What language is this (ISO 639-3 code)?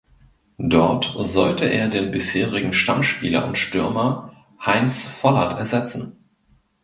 deu